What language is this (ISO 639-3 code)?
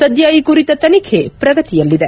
kan